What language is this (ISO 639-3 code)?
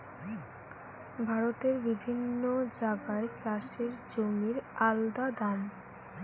ben